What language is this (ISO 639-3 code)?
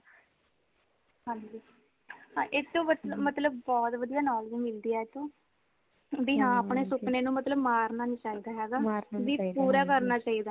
pan